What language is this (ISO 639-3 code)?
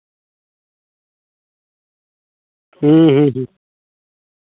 sat